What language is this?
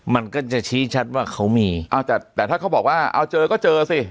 Thai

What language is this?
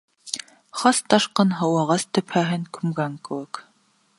Bashkir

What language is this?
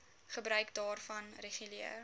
Afrikaans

